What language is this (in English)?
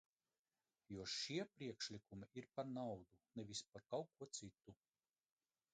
Latvian